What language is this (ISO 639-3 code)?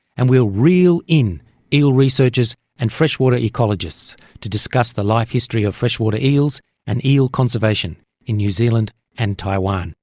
eng